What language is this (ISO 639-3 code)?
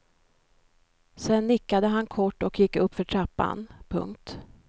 swe